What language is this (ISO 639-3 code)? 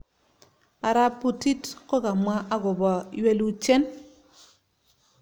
kln